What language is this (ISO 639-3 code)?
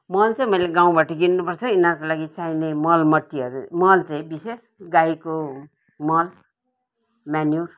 nep